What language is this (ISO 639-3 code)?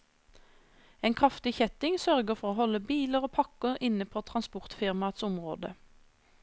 nor